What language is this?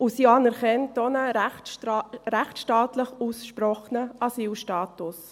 Swiss German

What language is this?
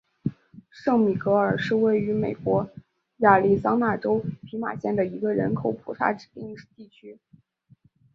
Chinese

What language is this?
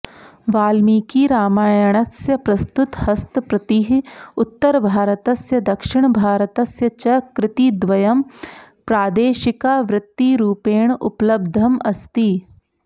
Sanskrit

